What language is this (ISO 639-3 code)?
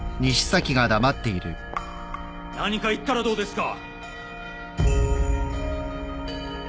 jpn